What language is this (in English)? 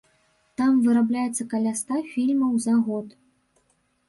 Belarusian